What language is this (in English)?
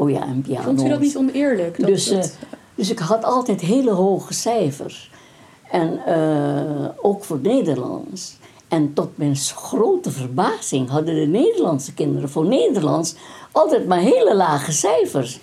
Dutch